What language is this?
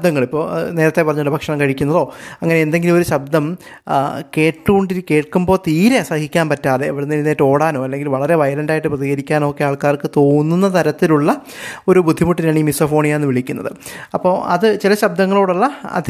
Malayalam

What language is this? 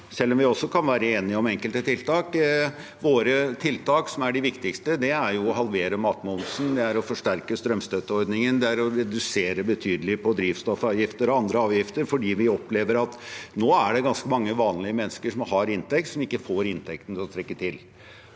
Norwegian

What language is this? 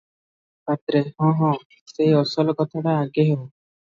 Odia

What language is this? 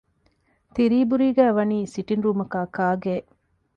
Divehi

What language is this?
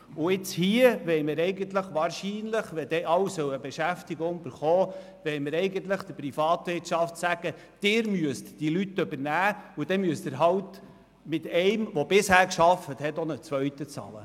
Swiss German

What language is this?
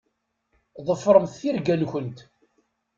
Kabyle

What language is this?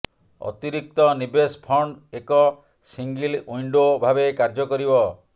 Odia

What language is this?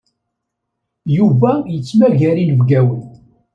Kabyle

